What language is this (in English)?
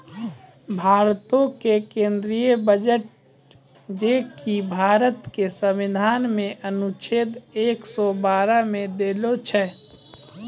Maithili